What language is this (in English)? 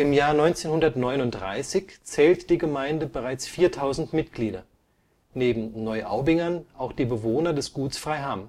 German